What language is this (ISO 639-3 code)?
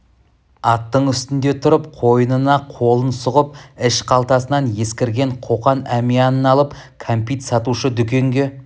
kaz